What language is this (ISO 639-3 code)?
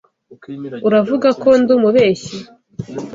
kin